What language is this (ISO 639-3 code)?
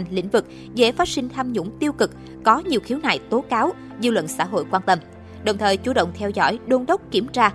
vie